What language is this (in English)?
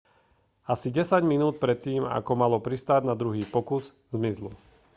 Slovak